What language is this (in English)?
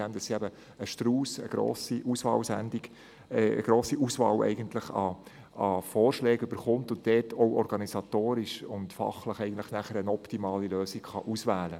Swiss German